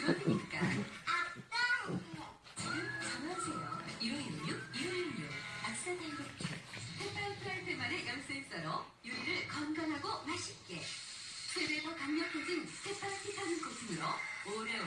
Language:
Korean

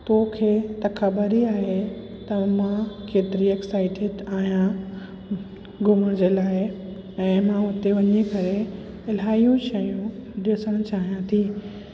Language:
Sindhi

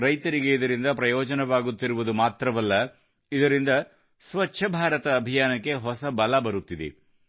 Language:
Kannada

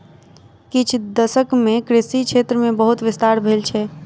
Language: Maithili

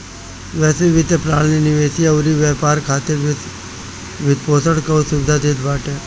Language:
Bhojpuri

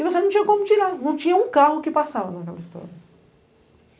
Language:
Portuguese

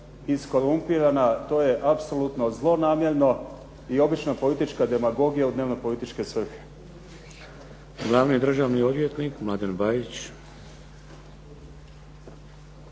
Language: Croatian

